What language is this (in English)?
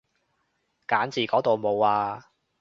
Cantonese